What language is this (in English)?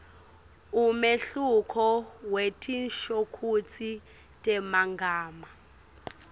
Swati